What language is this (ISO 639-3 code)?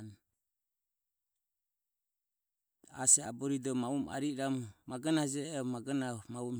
aom